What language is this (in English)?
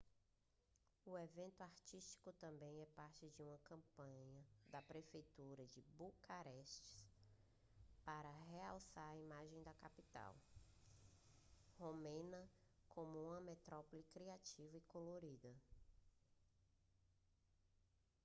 Portuguese